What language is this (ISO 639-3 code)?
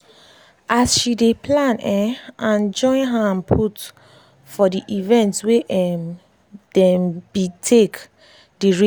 pcm